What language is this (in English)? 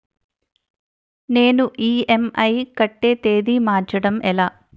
Telugu